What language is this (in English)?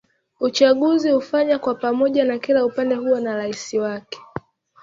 Swahili